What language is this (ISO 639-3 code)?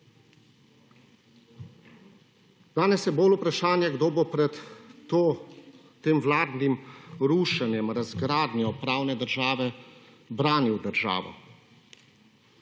slv